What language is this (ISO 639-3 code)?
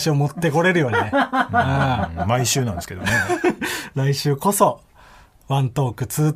jpn